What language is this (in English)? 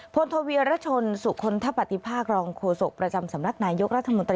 Thai